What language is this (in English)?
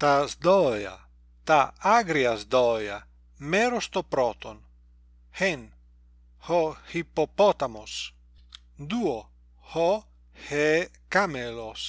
Greek